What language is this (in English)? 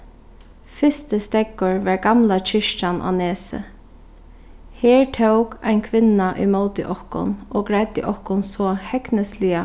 Faroese